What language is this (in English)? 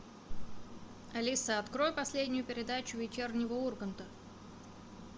Russian